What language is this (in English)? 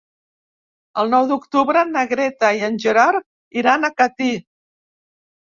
Catalan